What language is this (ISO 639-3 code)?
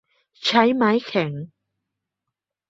tha